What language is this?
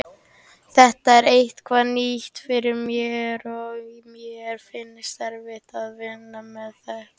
Icelandic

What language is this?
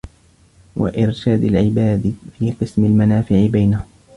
Arabic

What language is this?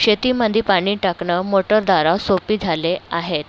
Marathi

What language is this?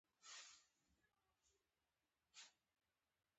Pashto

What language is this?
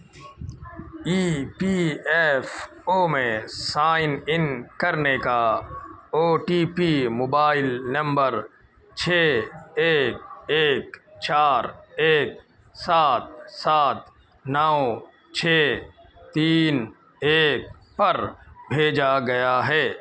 Urdu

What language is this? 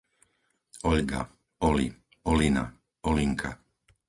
Slovak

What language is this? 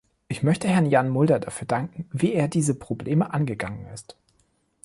German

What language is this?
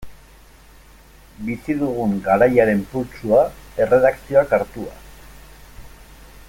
Basque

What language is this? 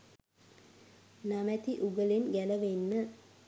Sinhala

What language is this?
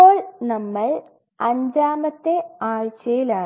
Malayalam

